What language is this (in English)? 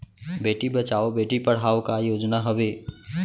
Chhattisgarhi